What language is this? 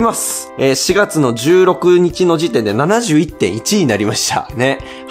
Japanese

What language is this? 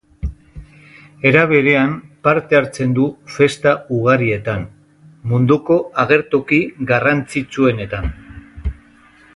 Basque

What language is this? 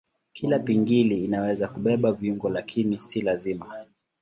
Swahili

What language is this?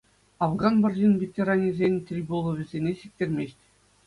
Chuvash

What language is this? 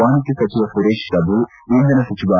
Kannada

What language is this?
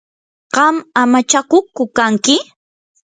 Yanahuanca Pasco Quechua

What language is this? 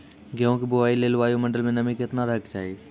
Maithili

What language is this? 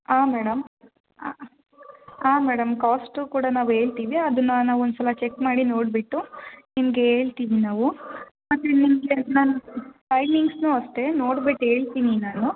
Kannada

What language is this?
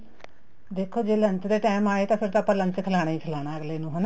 Punjabi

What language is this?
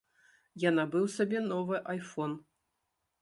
Belarusian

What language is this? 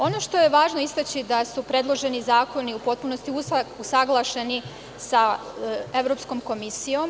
Serbian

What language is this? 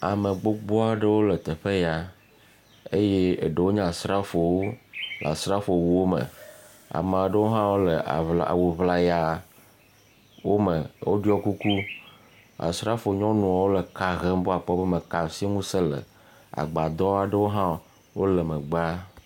Ewe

